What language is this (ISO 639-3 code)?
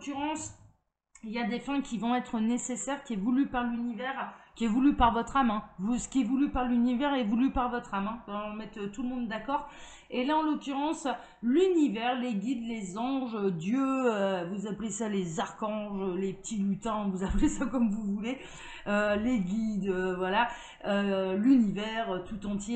fra